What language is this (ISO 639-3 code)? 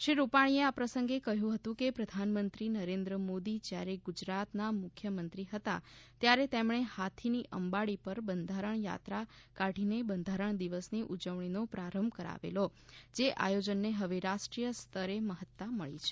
guj